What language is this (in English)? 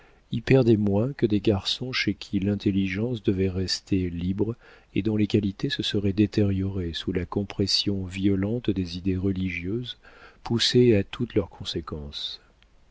French